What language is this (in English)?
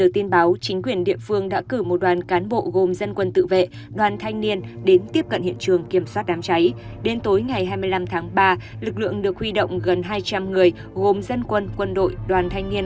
Vietnamese